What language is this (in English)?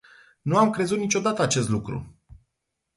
Romanian